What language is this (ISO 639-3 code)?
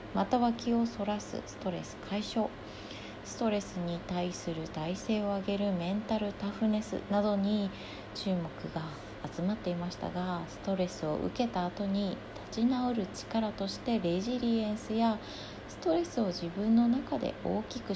jpn